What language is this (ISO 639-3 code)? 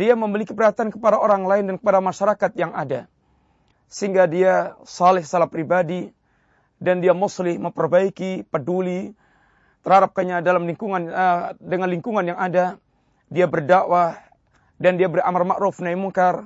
msa